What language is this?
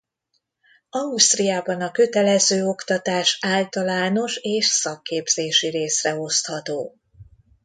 Hungarian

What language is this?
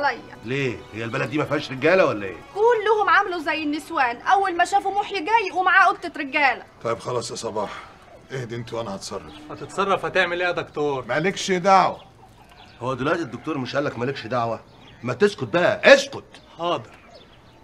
Arabic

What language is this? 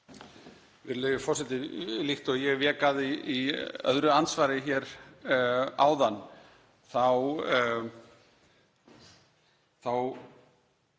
Icelandic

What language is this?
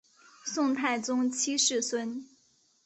Chinese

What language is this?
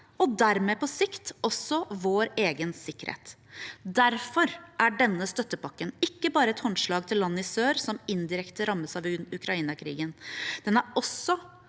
Norwegian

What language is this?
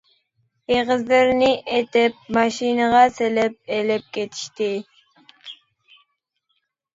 Uyghur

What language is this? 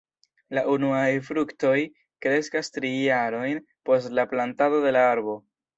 Esperanto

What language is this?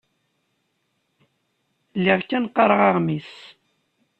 Kabyle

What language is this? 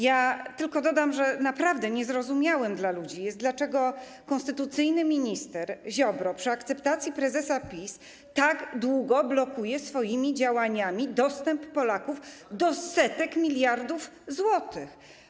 Polish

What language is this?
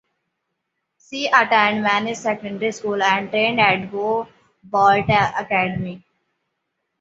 English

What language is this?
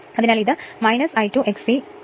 Malayalam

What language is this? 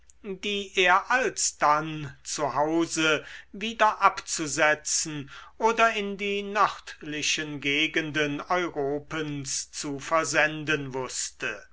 German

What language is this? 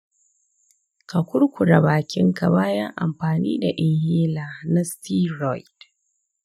Hausa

